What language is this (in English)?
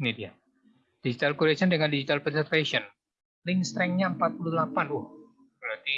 Indonesian